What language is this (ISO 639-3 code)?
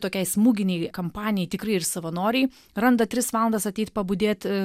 lit